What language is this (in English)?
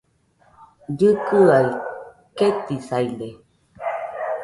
Nüpode Huitoto